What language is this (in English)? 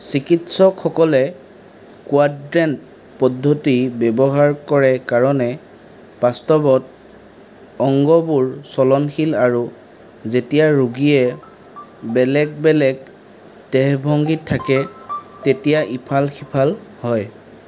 Assamese